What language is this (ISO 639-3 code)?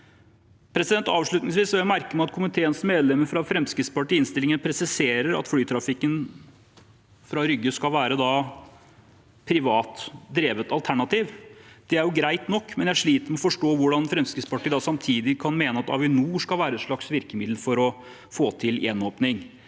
nor